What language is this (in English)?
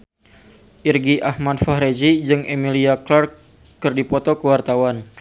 Sundanese